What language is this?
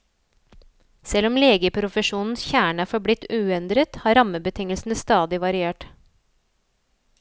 Norwegian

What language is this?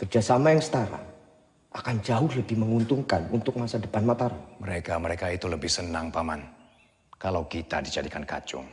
Indonesian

